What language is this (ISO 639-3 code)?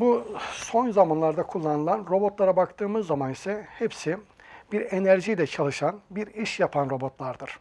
tur